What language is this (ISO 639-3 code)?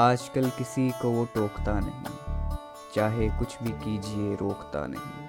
hin